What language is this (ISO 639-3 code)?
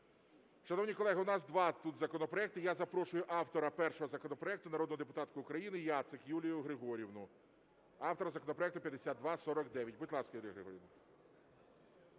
ukr